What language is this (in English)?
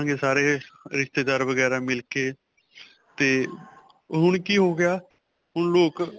Punjabi